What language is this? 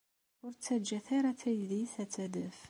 Kabyle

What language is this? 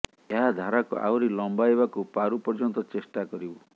Odia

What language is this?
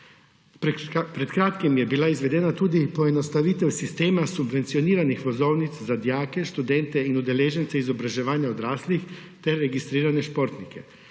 Slovenian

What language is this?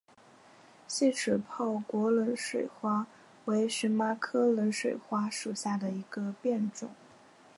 Chinese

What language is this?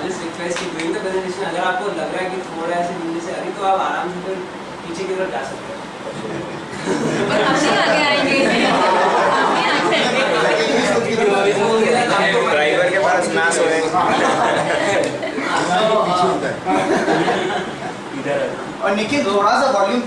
French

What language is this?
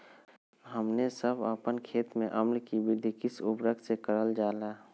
Magahi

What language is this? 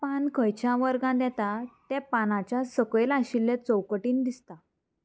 Konkani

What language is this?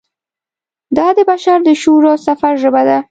Pashto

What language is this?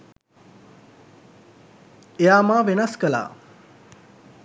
Sinhala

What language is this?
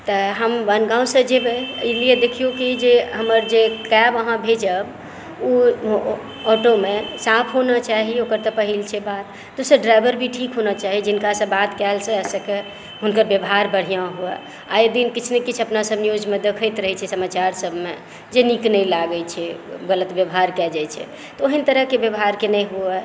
Maithili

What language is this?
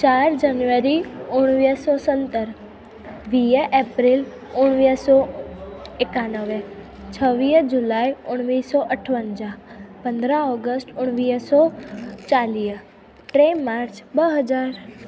Sindhi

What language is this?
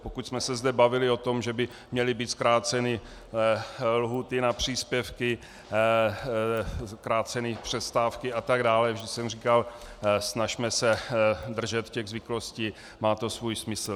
Czech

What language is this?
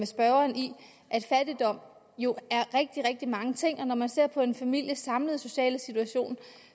Danish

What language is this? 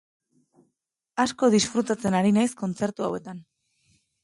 Basque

